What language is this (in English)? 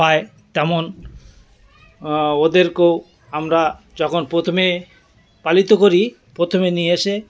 Bangla